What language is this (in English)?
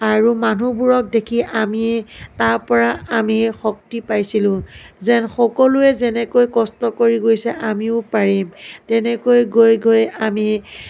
Assamese